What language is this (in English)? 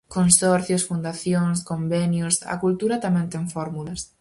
Galician